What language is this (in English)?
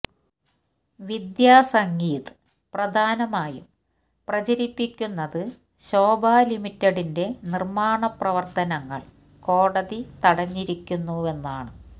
Malayalam